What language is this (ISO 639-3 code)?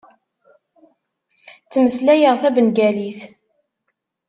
kab